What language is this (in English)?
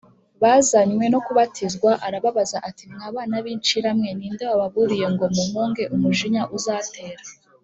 Kinyarwanda